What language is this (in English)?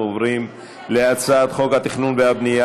Hebrew